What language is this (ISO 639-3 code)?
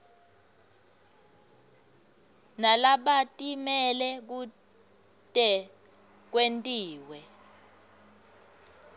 ssw